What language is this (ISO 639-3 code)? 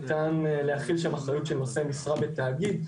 heb